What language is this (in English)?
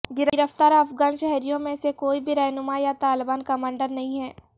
Urdu